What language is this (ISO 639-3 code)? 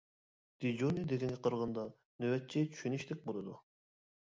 uig